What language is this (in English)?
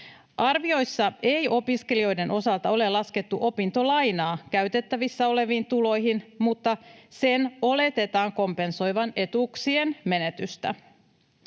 Finnish